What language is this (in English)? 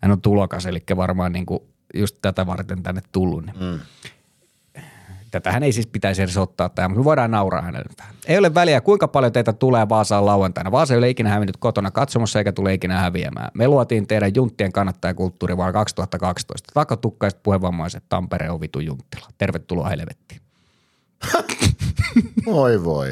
Finnish